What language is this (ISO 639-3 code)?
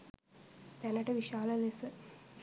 sin